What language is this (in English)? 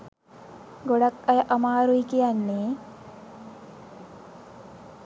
Sinhala